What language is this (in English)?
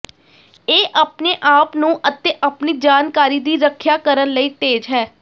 Punjabi